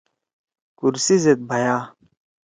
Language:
Torwali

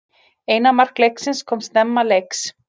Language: Icelandic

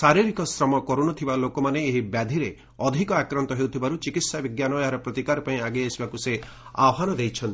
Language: Odia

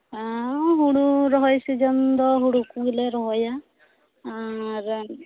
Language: Santali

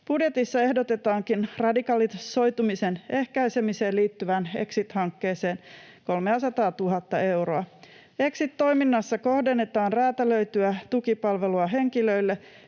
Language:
Finnish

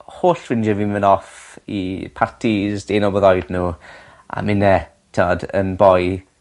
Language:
Welsh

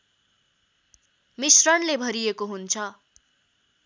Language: Nepali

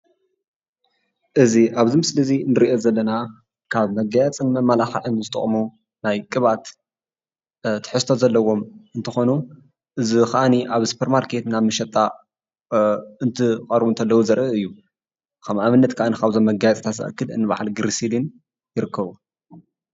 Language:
Tigrinya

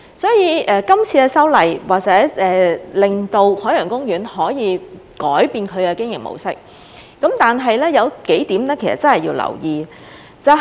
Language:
Cantonese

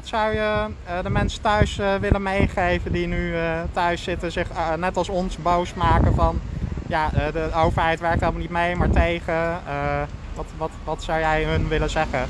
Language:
Dutch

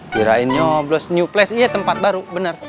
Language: Indonesian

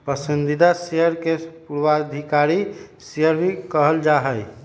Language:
Magahi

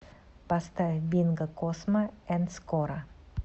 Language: Russian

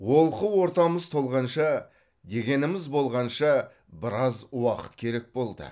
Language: Kazakh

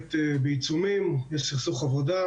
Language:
Hebrew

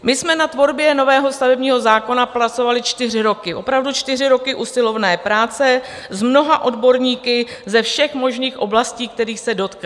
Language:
Czech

